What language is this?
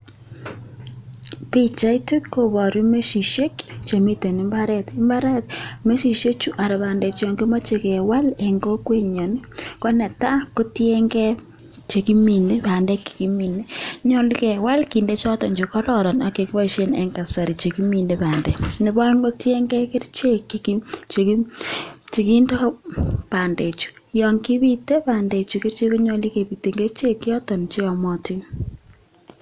Kalenjin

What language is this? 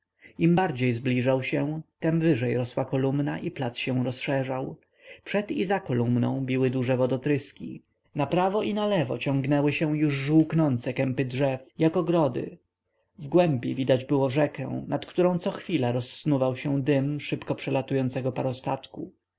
Polish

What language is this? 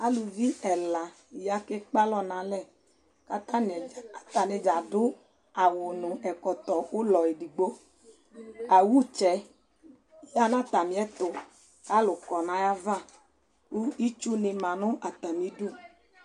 Ikposo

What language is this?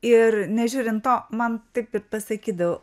Lithuanian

